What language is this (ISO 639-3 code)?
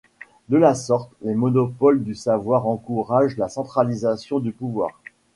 fra